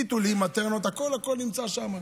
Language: Hebrew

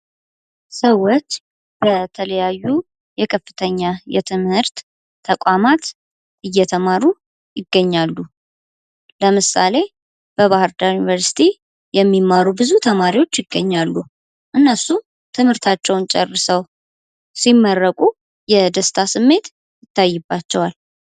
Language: Amharic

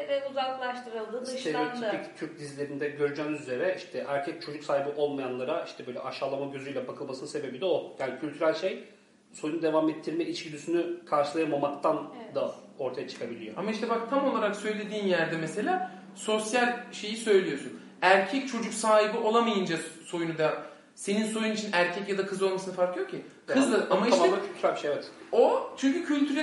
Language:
Turkish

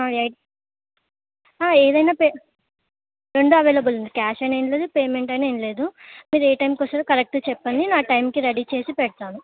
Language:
Telugu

